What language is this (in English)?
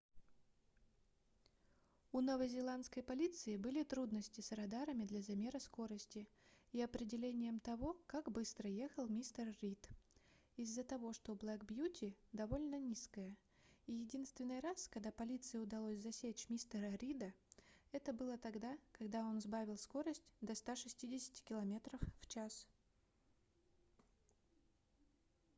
Russian